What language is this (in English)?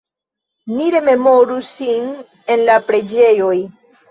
Esperanto